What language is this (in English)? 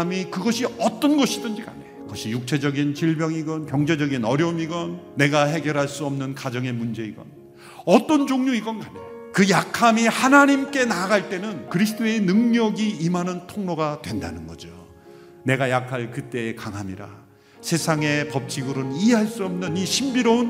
Korean